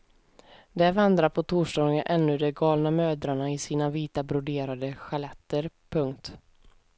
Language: Swedish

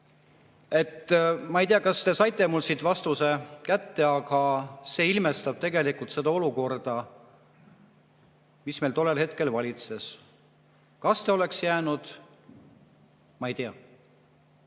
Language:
Estonian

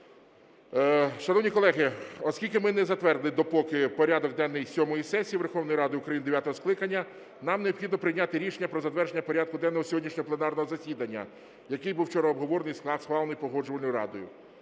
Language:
Ukrainian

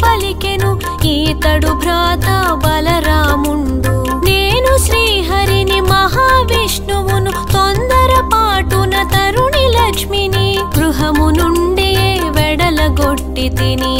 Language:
Telugu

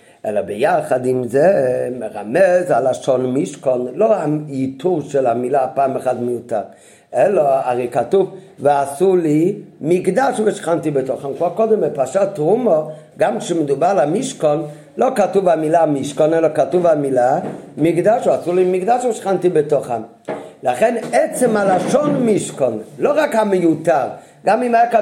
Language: Hebrew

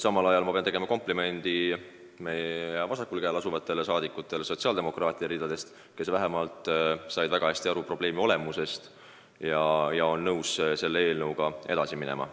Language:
Estonian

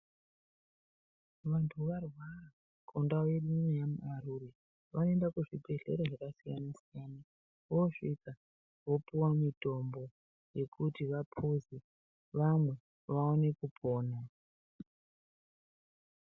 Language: Ndau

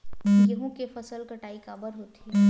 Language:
Chhattisgarhi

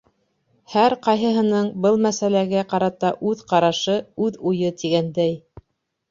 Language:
Bashkir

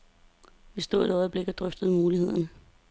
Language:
Danish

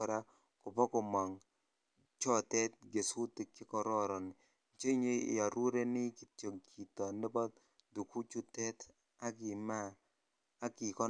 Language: Kalenjin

